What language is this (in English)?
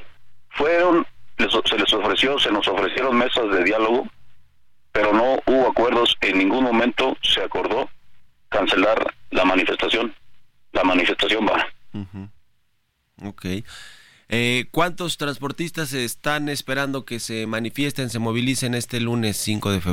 Spanish